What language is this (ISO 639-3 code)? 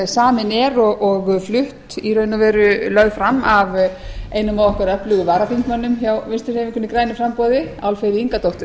isl